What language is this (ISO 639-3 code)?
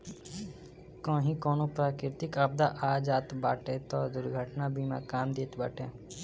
bho